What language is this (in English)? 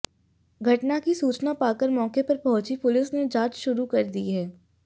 Hindi